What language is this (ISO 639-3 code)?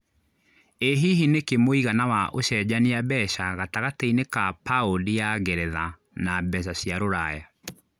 kik